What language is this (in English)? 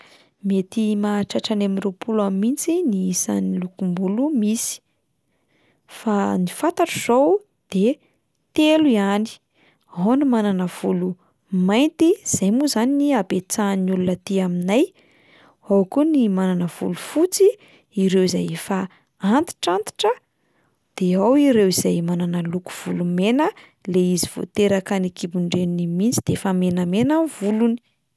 Malagasy